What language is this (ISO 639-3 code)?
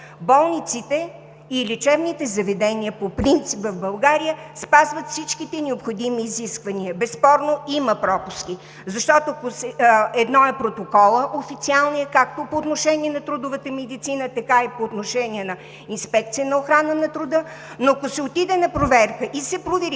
bul